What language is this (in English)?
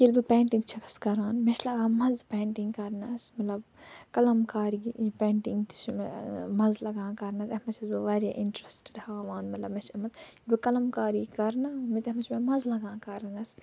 Kashmiri